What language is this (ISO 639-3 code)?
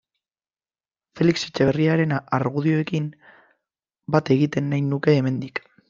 eus